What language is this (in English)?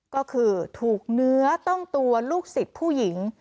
Thai